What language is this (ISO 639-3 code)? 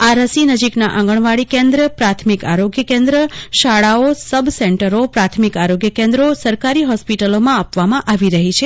guj